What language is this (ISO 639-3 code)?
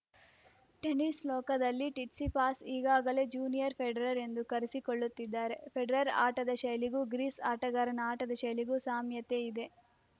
kan